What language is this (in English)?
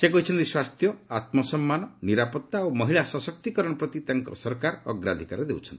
Odia